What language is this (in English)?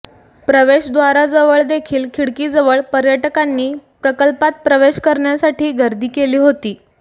Marathi